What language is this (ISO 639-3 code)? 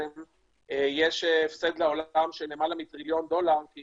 heb